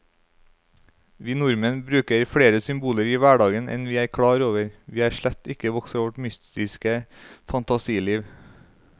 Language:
Norwegian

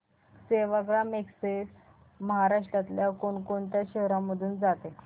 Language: Marathi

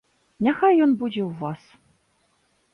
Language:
Belarusian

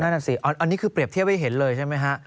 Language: Thai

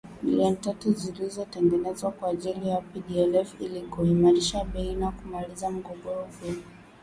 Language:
Swahili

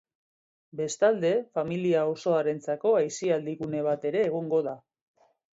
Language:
Basque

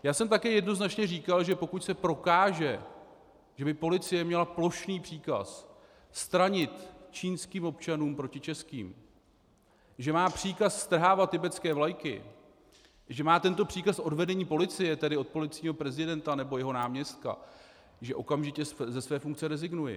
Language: Czech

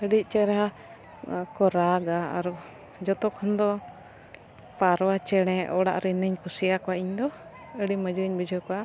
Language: Santali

